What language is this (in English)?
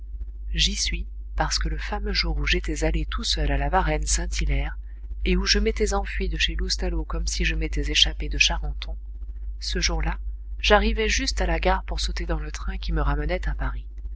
French